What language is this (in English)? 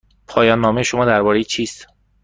Persian